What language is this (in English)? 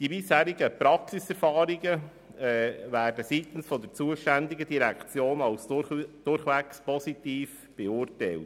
Swiss German